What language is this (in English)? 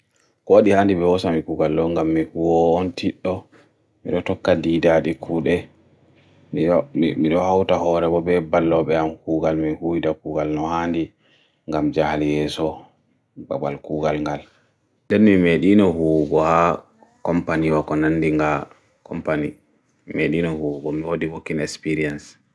Bagirmi Fulfulde